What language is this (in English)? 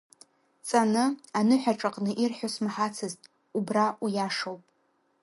Abkhazian